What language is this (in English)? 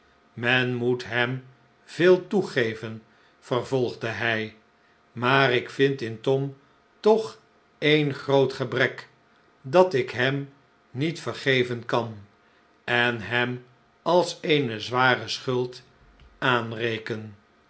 Dutch